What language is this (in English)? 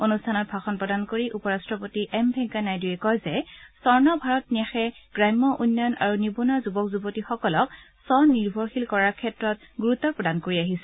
Assamese